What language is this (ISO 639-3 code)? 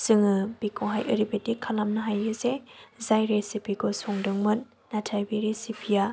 brx